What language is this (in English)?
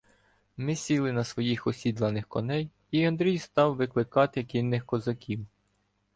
Ukrainian